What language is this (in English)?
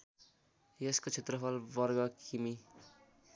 Nepali